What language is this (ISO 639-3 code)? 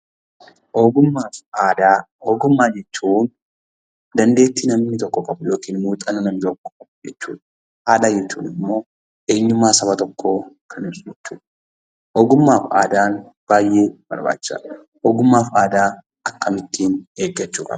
orm